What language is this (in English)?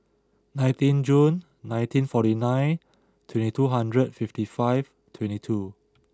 English